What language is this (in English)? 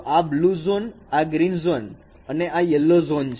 Gujarati